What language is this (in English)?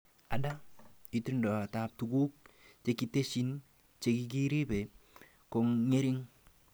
Kalenjin